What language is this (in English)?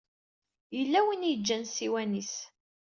Kabyle